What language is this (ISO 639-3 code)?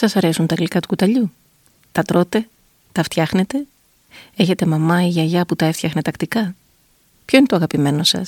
ell